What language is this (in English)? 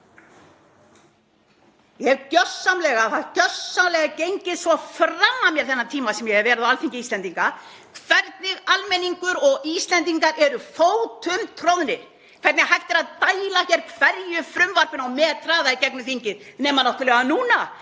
Icelandic